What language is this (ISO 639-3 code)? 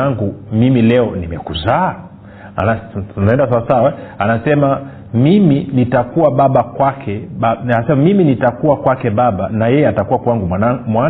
swa